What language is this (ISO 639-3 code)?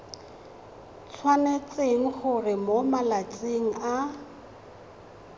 tsn